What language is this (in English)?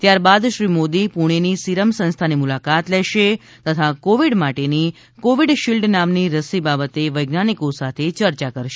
Gujarati